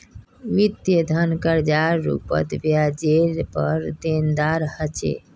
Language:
Magahi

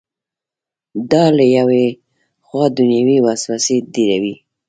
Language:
Pashto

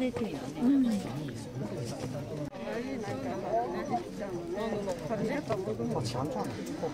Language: Japanese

